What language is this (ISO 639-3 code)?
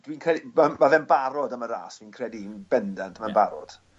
cym